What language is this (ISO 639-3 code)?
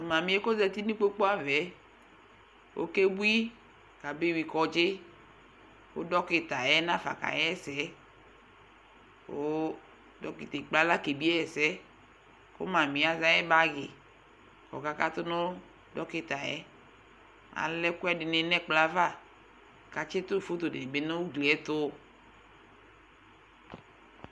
kpo